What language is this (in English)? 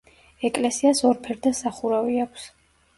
Georgian